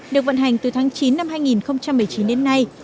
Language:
Vietnamese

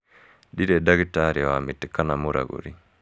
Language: Kikuyu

